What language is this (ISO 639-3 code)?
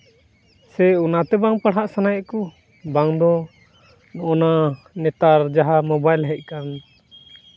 sat